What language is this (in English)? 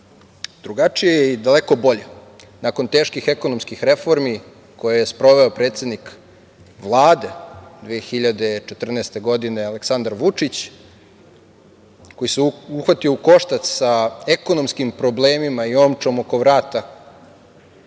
Serbian